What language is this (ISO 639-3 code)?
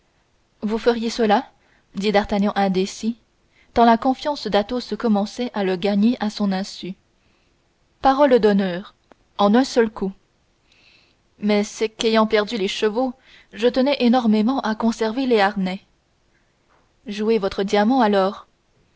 fra